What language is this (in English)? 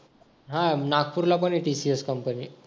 Marathi